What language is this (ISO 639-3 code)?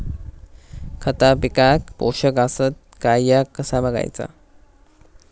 mar